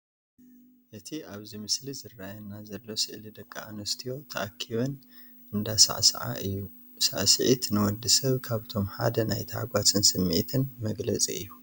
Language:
Tigrinya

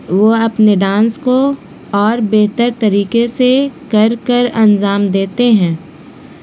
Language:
Urdu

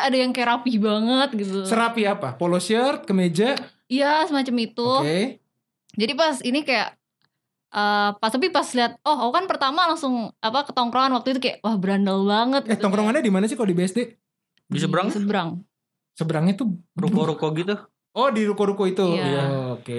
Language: Indonesian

